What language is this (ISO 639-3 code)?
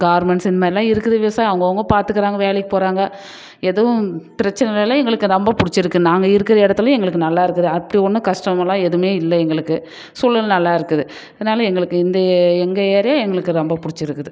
tam